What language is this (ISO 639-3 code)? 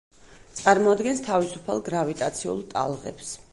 kat